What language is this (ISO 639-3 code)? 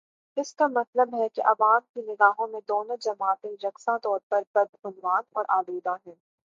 urd